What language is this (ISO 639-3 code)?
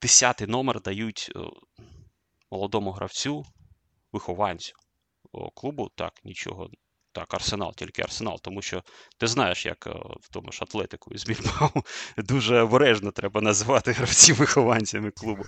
ukr